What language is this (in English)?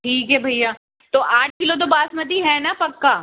Hindi